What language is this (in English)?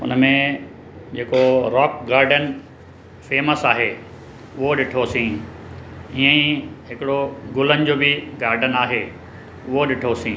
Sindhi